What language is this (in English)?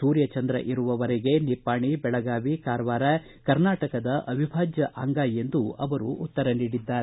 Kannada